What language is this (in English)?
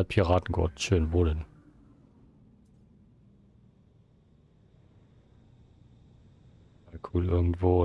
German